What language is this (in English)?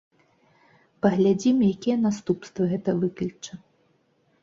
Belarusian